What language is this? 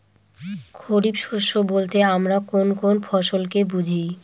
Bangla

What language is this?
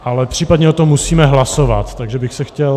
Czech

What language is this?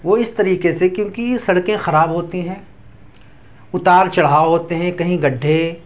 Urdu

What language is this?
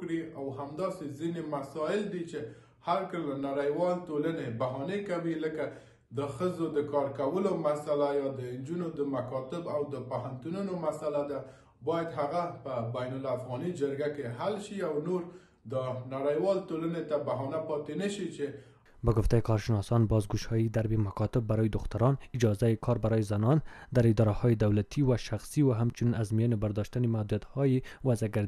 Persian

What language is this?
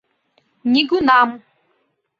Mari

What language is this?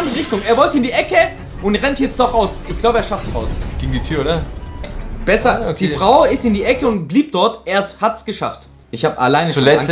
German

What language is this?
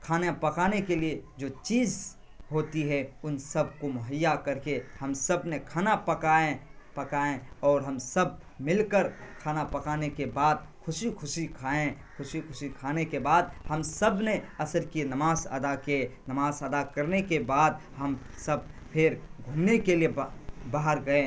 Urdu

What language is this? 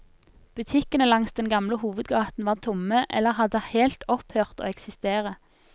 Norwegian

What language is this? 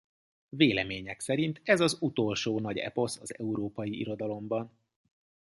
Hungarian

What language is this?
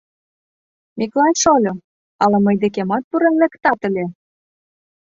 Mari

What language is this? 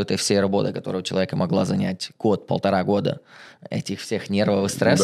Russian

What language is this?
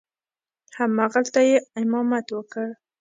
Pashto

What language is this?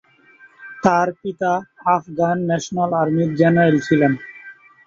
Bangla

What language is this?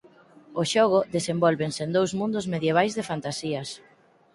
Galician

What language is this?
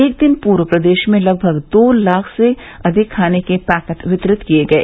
Hindi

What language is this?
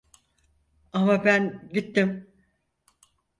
Turkish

